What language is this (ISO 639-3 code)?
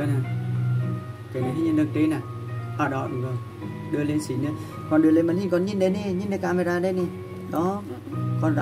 vie